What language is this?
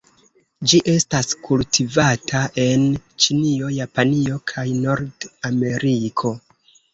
Esperanto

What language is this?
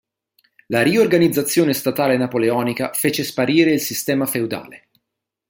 Italian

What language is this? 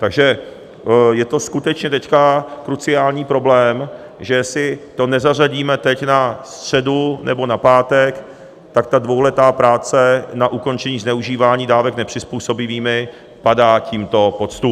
Czech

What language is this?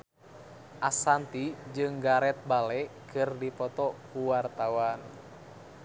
Sundanese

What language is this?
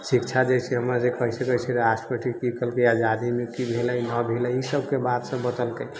Maithili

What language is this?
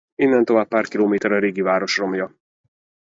Hungarian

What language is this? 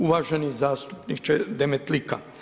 Croatian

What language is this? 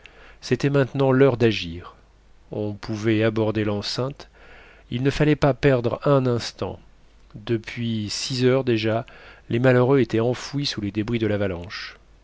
French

